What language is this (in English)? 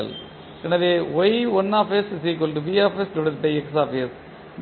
Tamil